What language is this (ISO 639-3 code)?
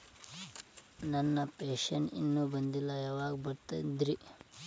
kan